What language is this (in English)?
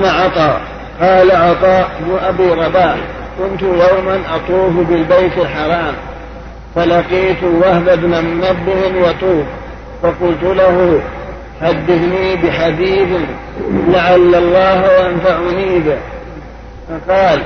Arabic